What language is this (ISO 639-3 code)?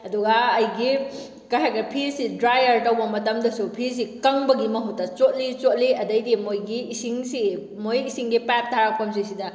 mni